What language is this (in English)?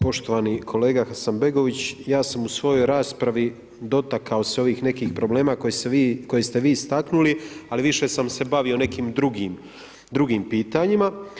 Croatian